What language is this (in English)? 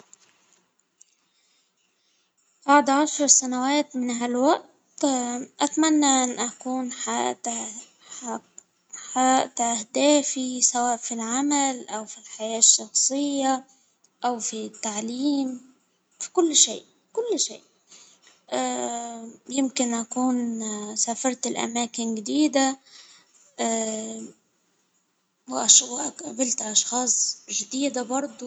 Hijazi Arabic